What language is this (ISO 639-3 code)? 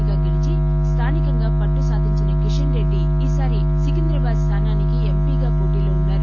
tel